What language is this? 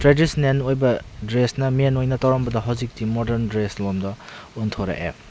Manipuri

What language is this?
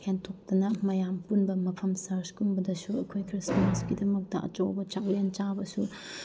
Manipuri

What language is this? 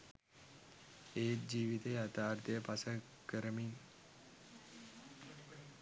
Sinhala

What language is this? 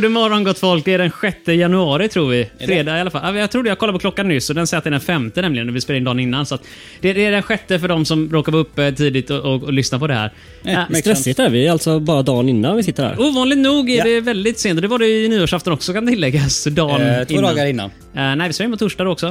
Swedish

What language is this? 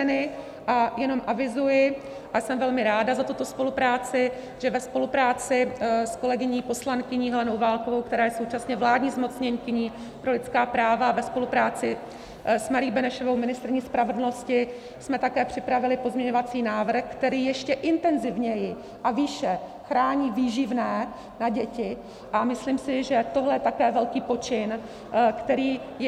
Czech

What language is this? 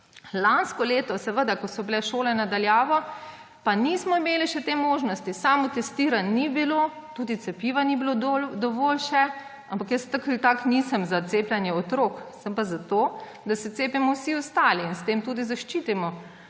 Slovenian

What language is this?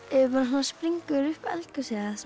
Icelandic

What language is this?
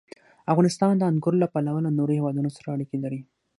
Pashto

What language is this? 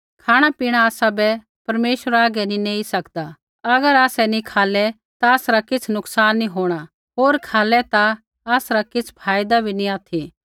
Kullu Pahari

